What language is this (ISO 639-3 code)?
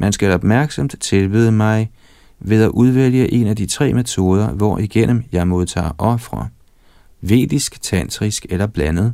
dan